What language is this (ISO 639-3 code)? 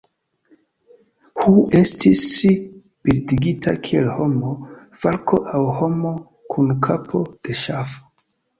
epo